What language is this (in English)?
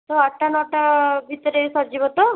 Odia